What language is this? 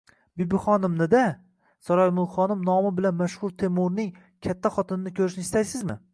Uzbek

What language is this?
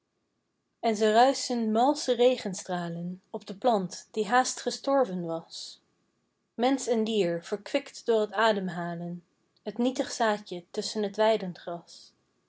Dutch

